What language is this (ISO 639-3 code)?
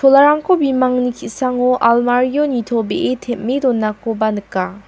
grt